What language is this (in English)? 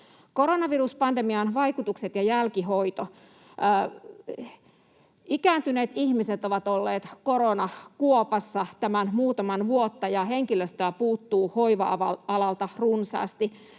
Finnish